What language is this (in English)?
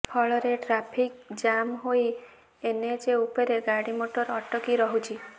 Odia